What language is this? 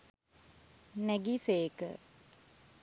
Sinhala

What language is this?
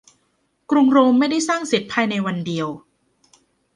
Thai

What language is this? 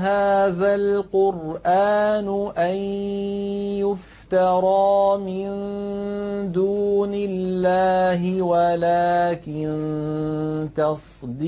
Arabic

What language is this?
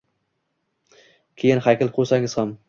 Uzbek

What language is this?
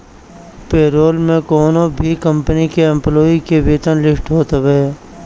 Bhojpuri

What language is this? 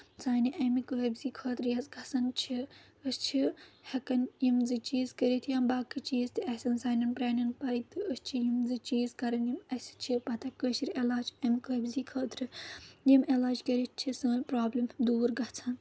Kashmiri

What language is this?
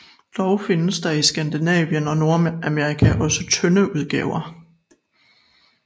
Danish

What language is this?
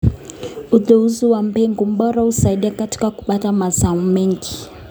Kalenjin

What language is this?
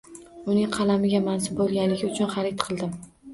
Uzbek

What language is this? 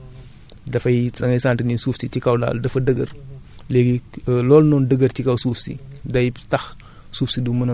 Wolof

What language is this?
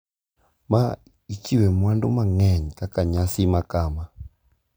Luo (Kenya and Tanzania)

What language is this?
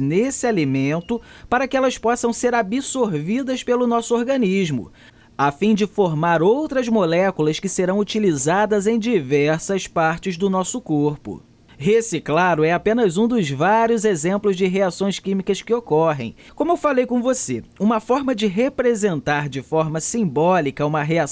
Portuguese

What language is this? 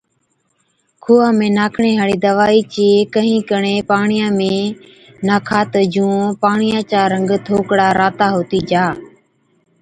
Od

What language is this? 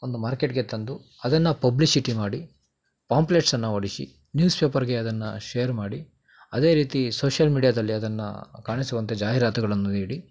Kannada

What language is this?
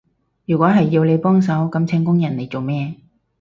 Cantonese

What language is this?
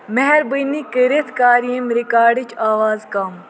Kashmiri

